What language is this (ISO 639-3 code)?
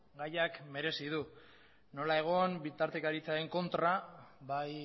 eus